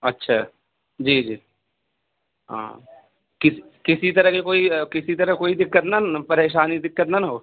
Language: Urdu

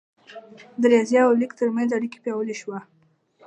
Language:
Pashto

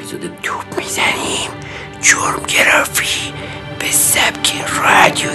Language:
Persian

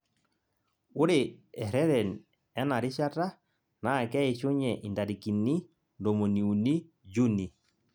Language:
Masai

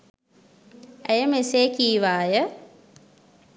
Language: Sinhala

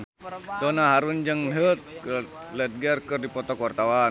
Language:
Sundanese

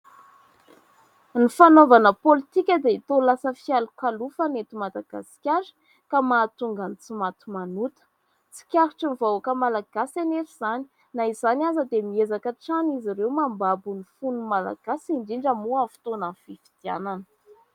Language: Malagasy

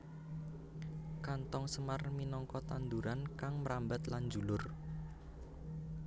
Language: Javanese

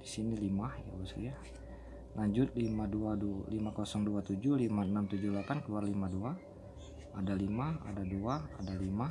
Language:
Indonesian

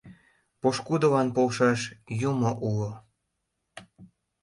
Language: Mari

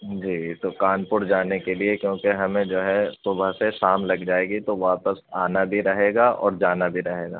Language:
Urdu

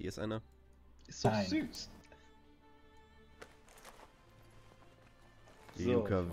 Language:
German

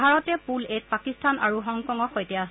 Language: Assamese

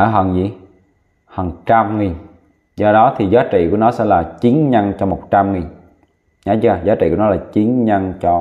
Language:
Vietnamese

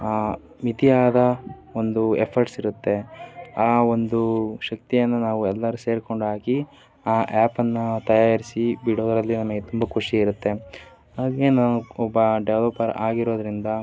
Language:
Kannada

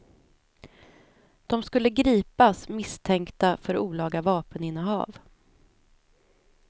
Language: Swedish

